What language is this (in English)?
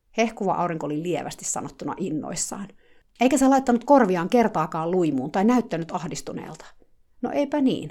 Finnish